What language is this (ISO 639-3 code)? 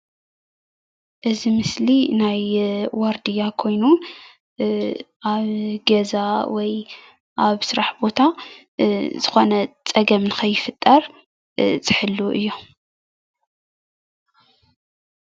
tir